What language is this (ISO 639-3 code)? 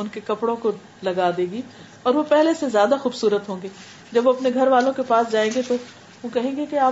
urd